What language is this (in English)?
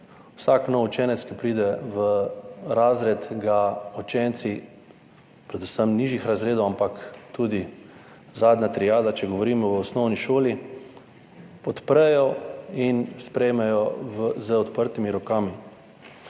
Slovenian